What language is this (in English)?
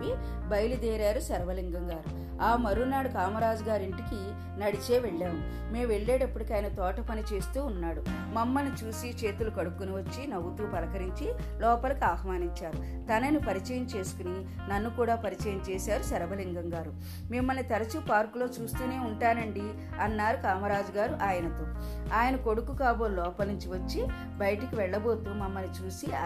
Telugu